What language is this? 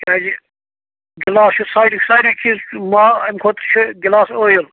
Kashmiri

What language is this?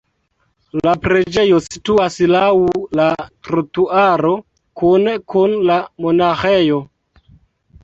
Esperanto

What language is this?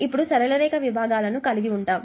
Telugu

